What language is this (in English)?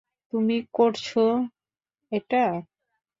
Bangla